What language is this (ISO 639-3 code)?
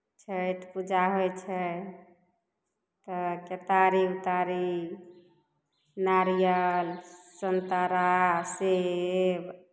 mai